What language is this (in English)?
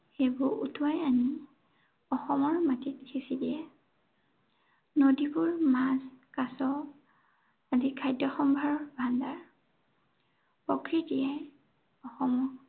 Assamese